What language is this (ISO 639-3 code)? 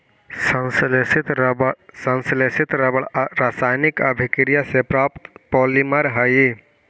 mag